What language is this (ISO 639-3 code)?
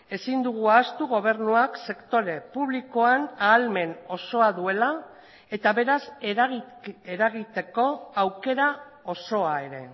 eus